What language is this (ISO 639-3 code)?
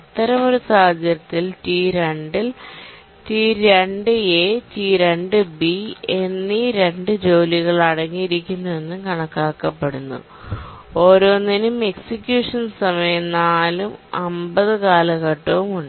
mal